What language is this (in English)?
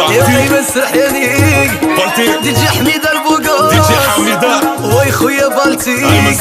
French